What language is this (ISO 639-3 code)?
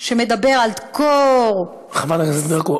heb